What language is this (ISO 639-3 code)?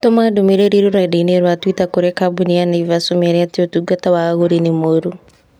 kik